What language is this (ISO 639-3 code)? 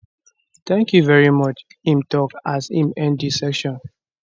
pcm